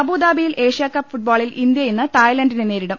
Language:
Malayalam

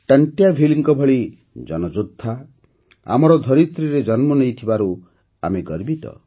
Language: Odia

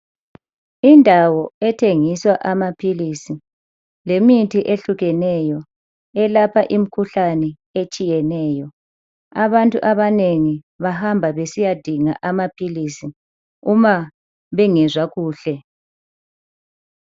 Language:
North Ndebele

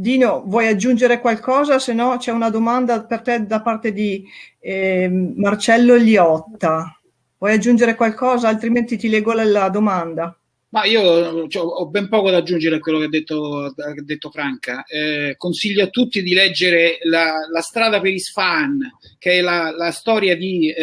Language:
Italian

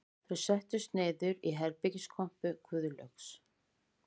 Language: Icelandic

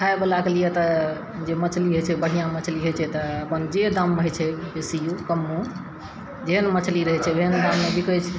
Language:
Maithili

